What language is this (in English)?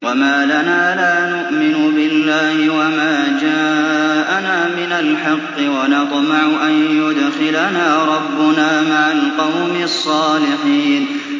Arabic